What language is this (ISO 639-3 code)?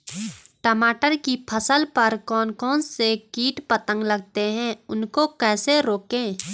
hin